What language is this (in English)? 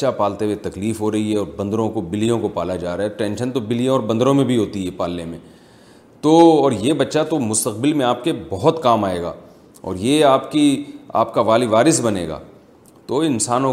Urdu